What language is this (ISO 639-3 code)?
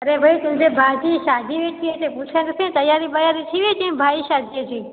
snd